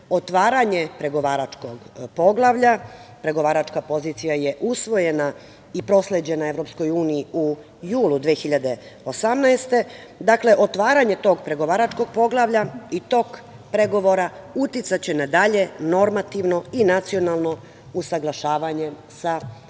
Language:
Serbian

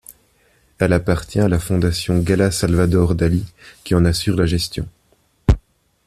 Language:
French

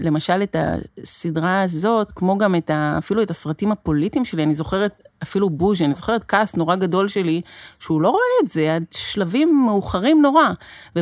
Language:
Hebrew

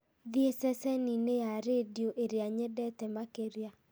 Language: Kikuyu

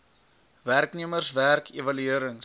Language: Afrikaans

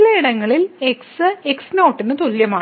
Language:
Malayalam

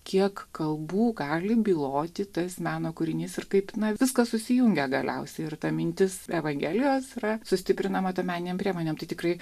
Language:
Lithuanian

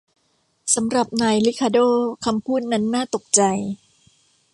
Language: Thai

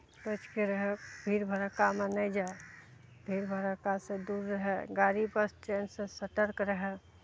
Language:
Maithili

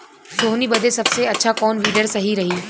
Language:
Bhojpuri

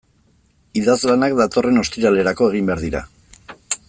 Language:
Basque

